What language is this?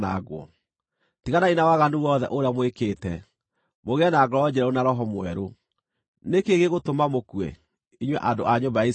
Kikuyu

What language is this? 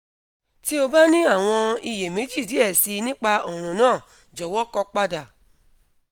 Yoruba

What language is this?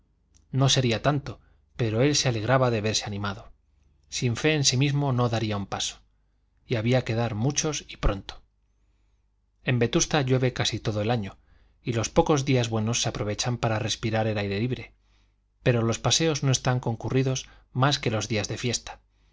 Spanish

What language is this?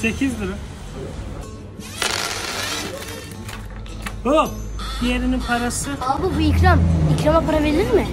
Turkish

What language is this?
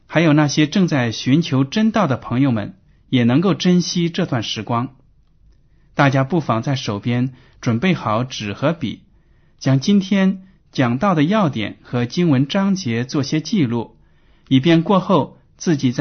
Chinese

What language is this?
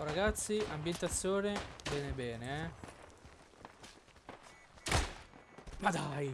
Italian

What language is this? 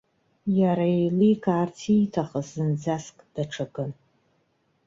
Abkhazian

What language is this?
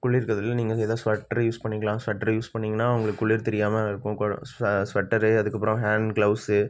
Tamil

